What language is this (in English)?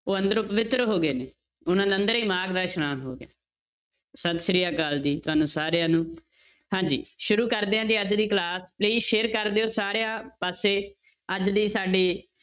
Punjabi